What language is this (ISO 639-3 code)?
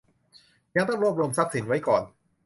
tha